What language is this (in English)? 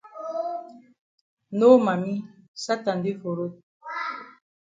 Cameroon Pidgin